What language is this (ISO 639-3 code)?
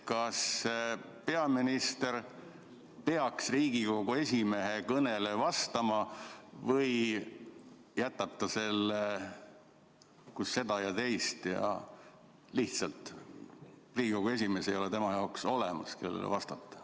est